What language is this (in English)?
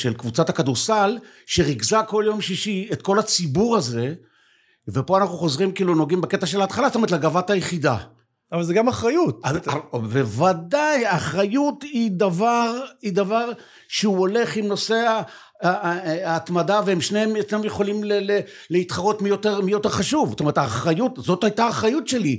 Hebrew